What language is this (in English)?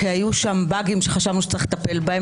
Hebrew